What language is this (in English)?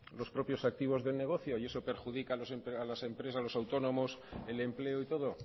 Spanish